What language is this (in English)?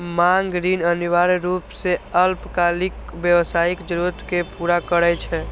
Maithili